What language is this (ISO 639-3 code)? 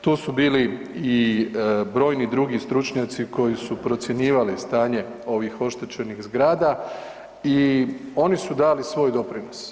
hrv